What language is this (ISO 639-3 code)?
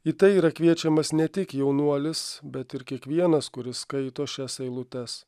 lit